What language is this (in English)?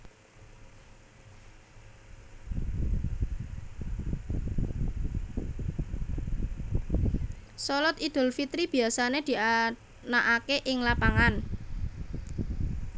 Javanese